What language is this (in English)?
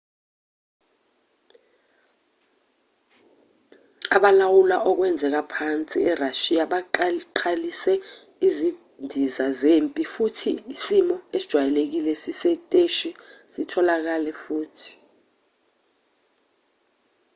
Zulu